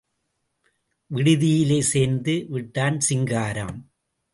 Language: Tamil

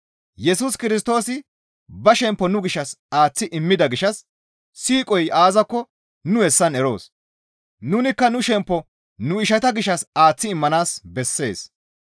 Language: Gamo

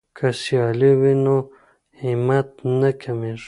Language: Pashto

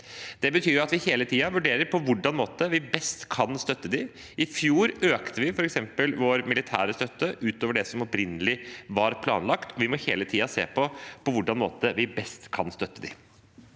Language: Norwegian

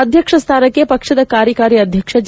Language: Kannada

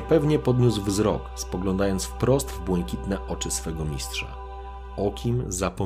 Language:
Polish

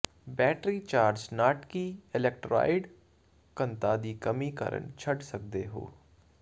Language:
Punjabi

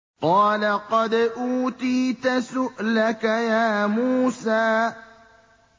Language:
Arabic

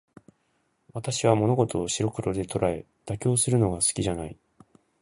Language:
Japanese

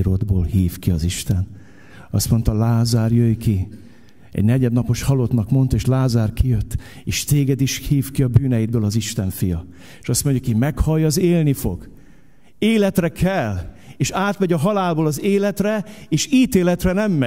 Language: Hungarian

